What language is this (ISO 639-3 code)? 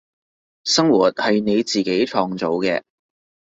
yue